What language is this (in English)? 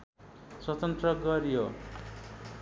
Nepali